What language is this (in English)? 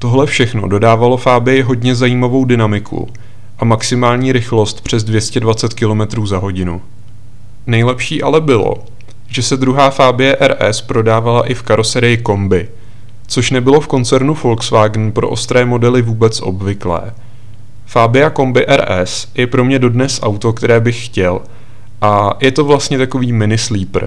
Czech